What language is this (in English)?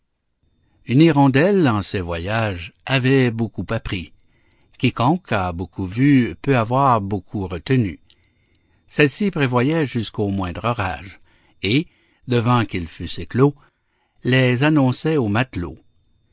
French